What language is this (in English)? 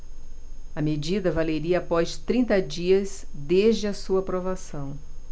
Portuguese